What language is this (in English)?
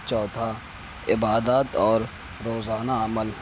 Urdu